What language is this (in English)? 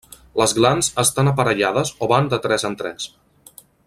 Catalan